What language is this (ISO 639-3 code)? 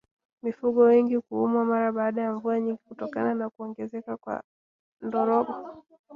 swa